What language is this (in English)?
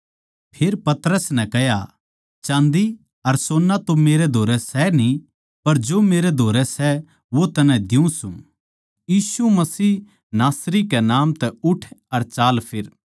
Haryanvi